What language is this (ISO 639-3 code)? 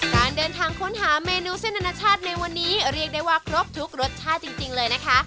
tha